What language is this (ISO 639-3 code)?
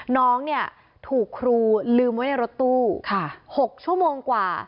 tha